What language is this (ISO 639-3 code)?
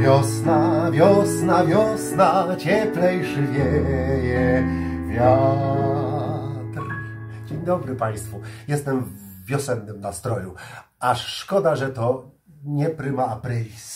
pol